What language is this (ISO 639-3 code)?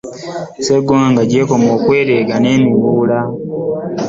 lug